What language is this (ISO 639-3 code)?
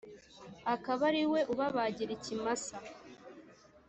kin